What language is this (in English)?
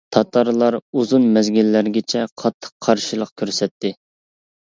Uyghur